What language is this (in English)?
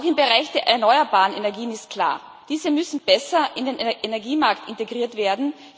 German